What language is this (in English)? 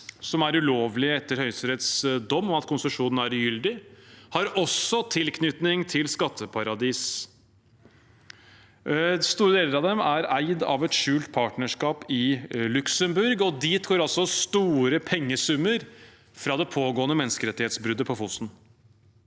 Norwegian